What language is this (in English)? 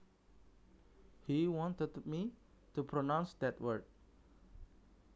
Javanese